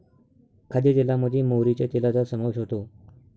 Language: Marathi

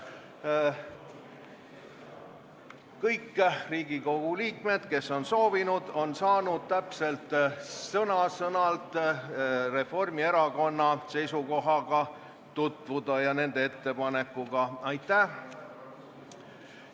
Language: Estonian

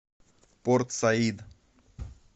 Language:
Russian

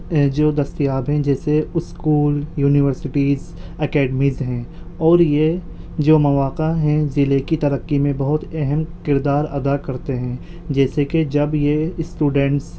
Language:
Urdu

